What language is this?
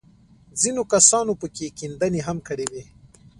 Pashto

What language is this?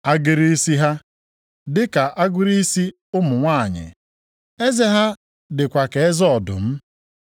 Igbo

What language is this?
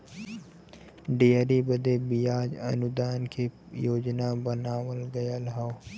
Bhojpuri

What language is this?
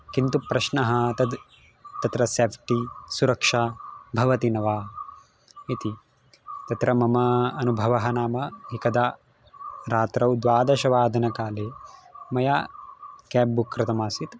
Sanskrit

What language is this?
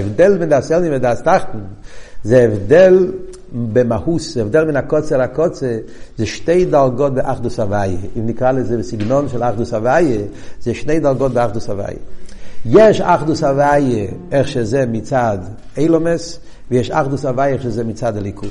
Hebrew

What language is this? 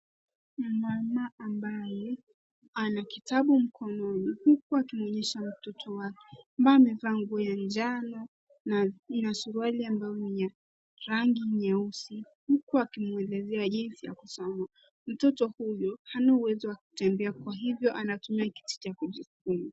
Swahili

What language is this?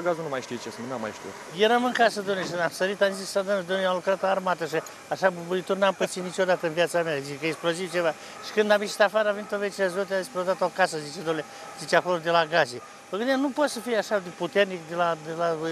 Romanian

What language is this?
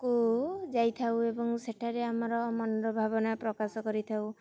Odia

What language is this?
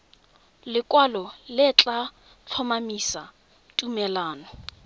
Tswana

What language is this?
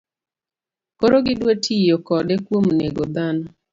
Luo (Kenya and Tanzania)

